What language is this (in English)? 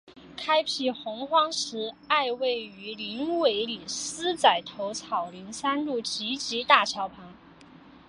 Chinese